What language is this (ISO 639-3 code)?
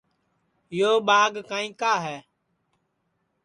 ssi